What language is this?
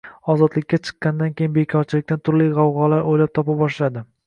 Uzbek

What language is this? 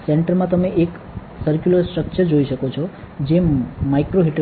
Gujarati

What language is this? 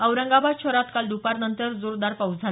Marathi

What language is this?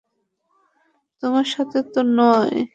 Bangla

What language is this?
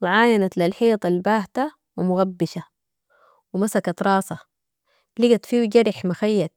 Sudanese Arabic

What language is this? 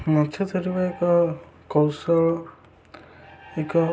Odia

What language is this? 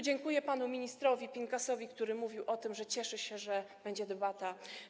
Polish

